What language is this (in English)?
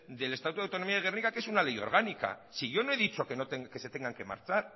Spanish